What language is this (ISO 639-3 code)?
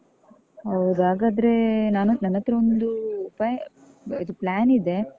kan